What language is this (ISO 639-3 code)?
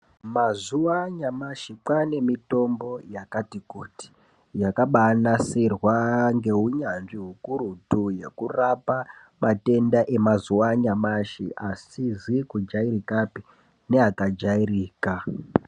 ndc